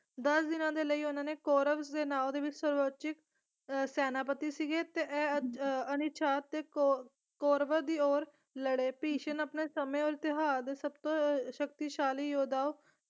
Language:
Punjabi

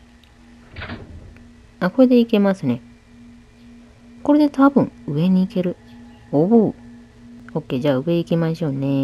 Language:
Japanese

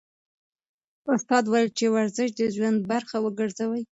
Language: Pashto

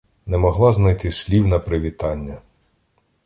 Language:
Ukrainian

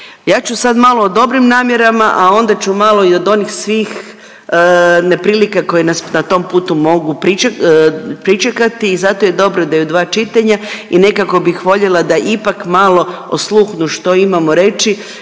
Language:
Croatian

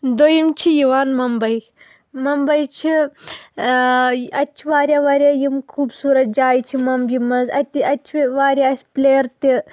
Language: Kashmiri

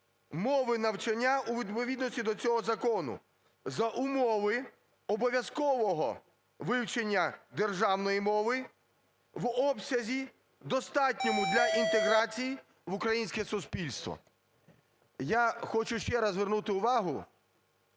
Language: Ukrainian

